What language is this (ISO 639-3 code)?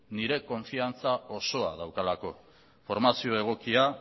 eus